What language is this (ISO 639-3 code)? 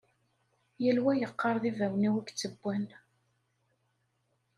kab